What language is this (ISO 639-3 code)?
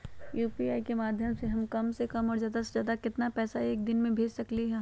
mag